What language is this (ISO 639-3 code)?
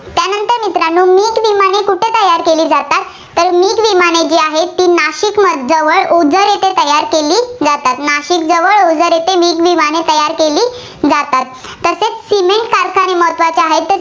mar